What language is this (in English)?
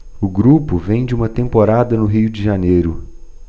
Portuguese